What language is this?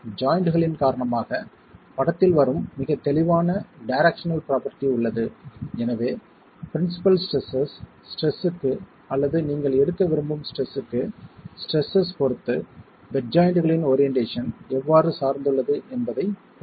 Tamil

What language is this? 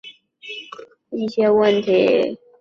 Chinese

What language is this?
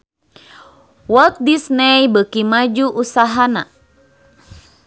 Sundanese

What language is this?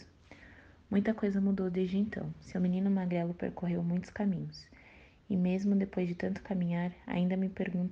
Portuguese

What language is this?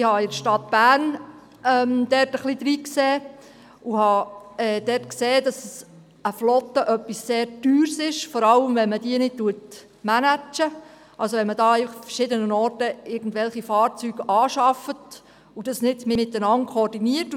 Swiss German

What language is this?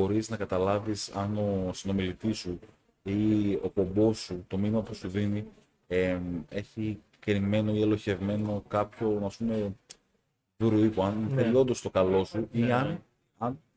Greek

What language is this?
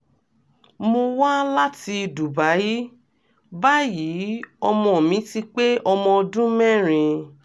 Yoruba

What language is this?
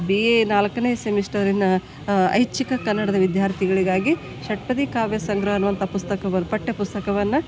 Kannada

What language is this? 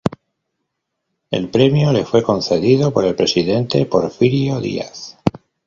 Spanish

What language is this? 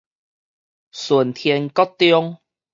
Min Nan Chinese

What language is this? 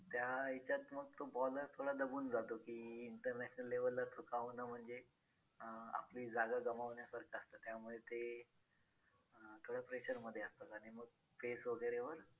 Marathi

